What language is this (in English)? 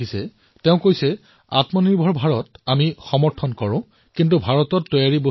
Assamese